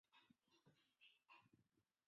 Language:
Chinese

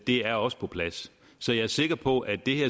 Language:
Danish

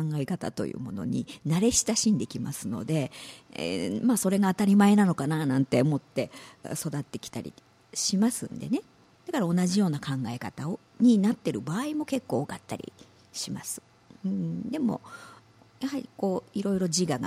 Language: Japanese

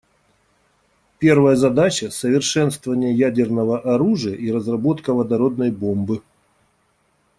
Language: Russian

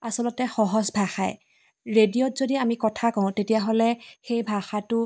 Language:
Assamese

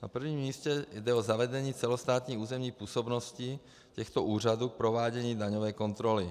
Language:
Czech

